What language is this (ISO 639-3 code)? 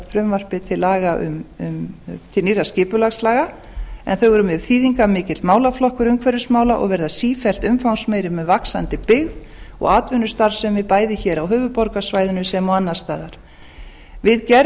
isl